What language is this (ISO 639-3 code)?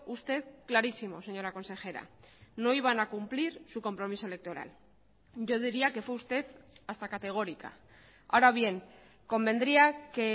spa